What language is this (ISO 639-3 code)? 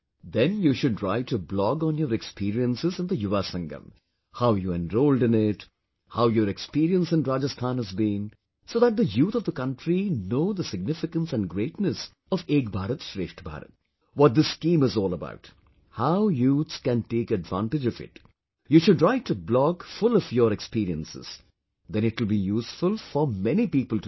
eng